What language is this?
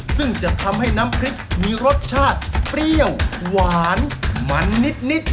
Thai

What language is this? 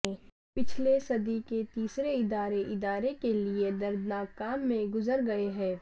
Urdu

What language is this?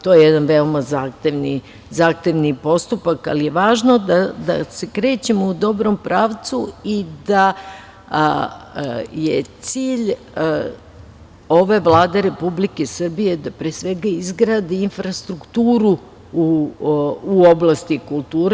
Serbian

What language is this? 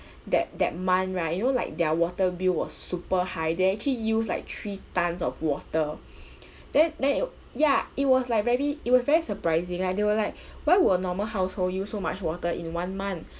English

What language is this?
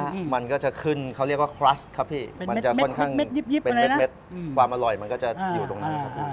Thai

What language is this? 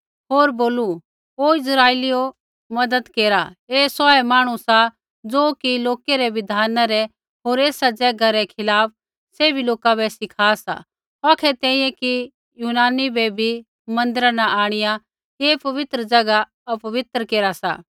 Kullu Pahari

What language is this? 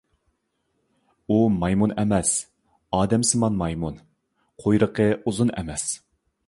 Uyghur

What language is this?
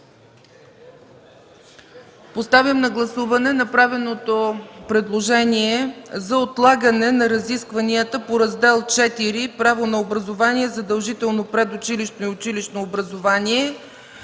Bulgarian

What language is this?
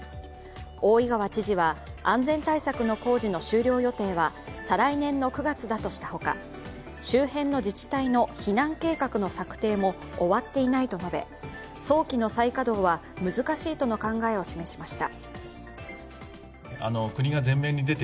Japanese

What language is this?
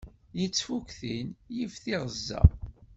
Kabyle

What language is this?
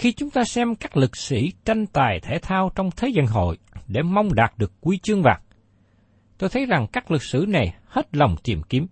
Vietnamese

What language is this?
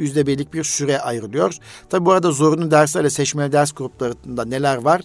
Turkish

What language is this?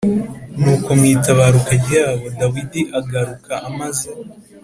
Kinyarwanda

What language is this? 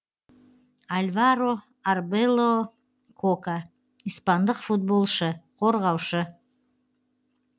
Kazakh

